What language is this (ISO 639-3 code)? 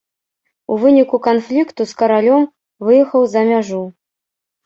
bel